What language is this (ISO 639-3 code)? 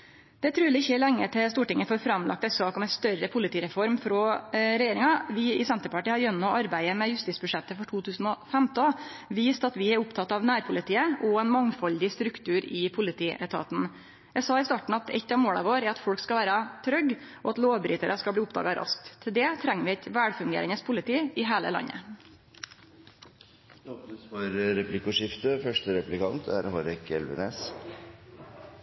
nor